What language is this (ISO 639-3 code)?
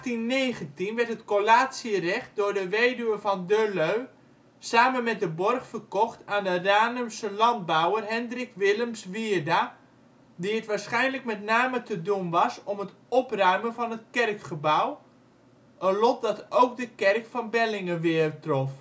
nld